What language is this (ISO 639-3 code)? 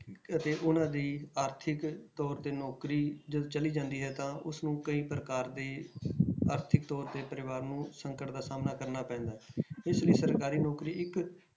pan